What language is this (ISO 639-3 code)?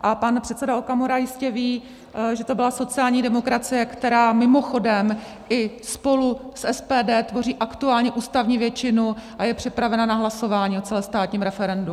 ces